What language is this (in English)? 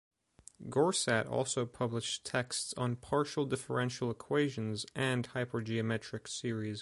English